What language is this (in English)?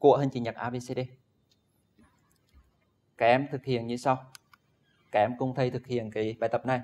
Vietnamese